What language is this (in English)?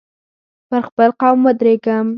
Pashto